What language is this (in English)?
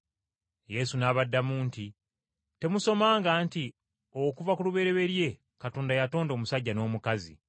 Ganda